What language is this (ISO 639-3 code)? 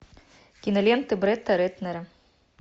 rus